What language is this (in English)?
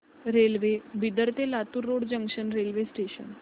Marathi